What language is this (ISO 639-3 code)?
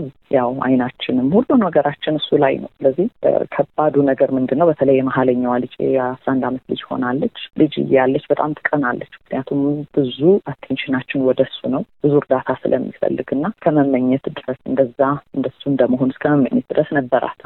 amh